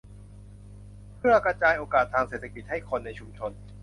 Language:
Thai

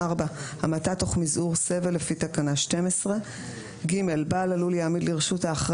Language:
Hebrew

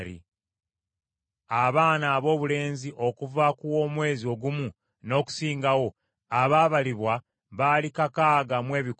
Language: Ganda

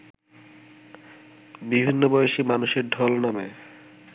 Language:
Bangla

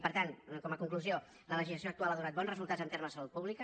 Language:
Catalan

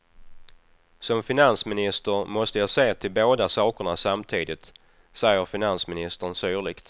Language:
Swedish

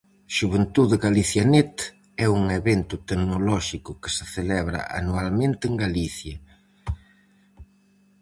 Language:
Galician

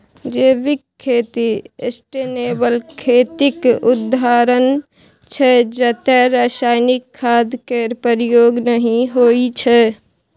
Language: Maithili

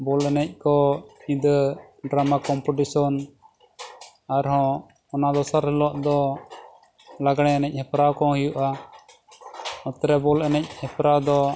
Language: Santali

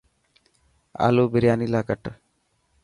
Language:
Dhatki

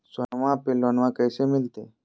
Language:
Magahi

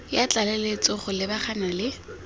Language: Tswana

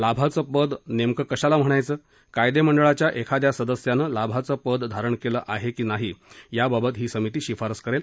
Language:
Marathi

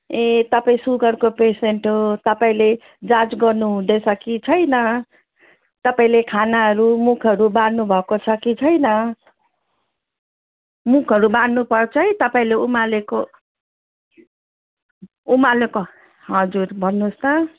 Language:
Nepali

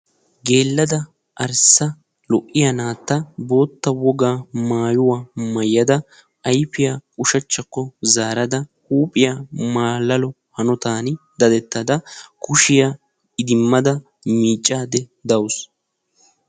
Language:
Wolaytta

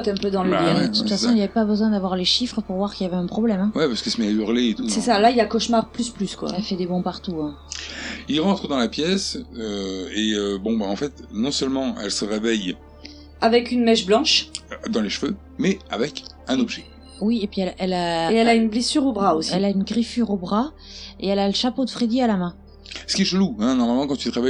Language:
French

